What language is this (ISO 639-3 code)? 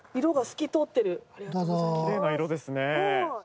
jpn